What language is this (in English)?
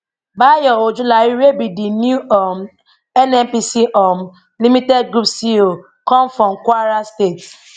Nigerian Pidgin